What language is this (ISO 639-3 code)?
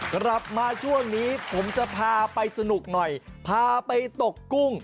tha